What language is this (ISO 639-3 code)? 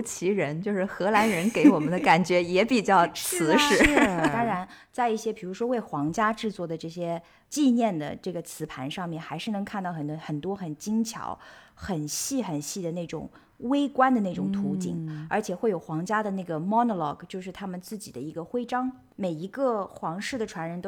zho